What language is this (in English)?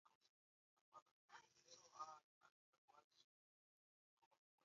Swahili